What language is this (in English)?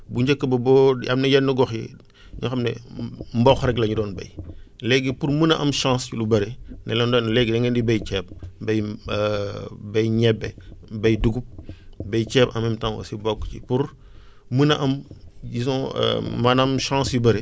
Wolof